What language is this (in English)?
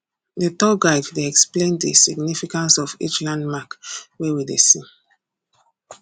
Nigerian Pidgin